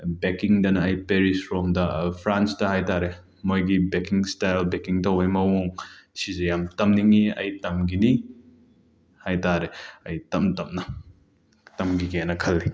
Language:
Manipuri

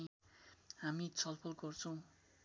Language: Nepali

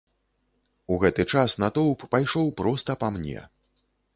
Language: Belarusian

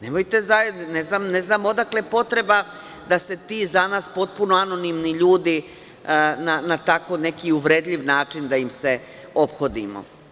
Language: Serbian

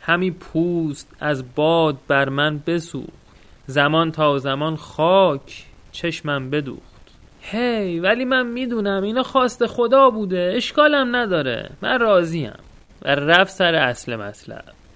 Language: Persian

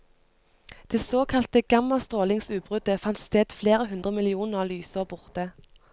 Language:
Norwegian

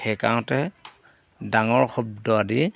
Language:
Assamese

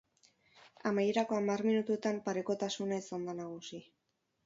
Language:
Basque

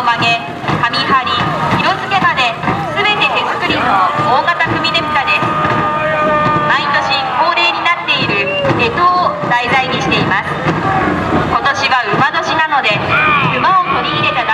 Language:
Japanese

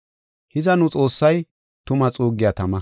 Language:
Gofa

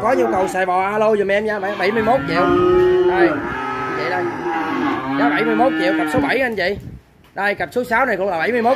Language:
Vietnamese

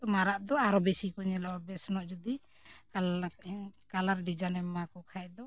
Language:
Santali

